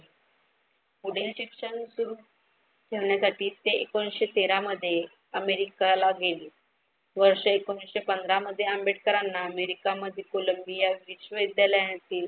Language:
Marathi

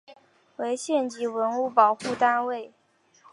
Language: Chinese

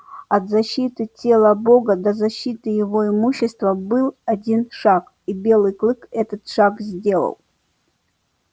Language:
Russian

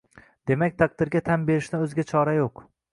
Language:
Uzbek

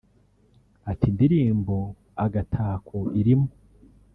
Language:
Kinyarwanda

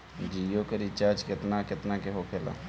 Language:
Bhojpuri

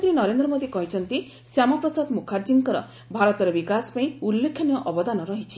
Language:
Odia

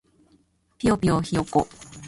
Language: Japanese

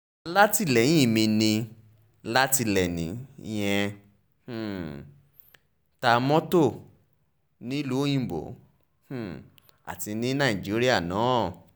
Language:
Yoruba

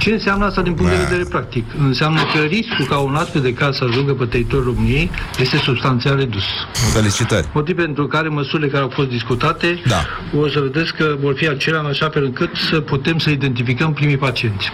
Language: Romanian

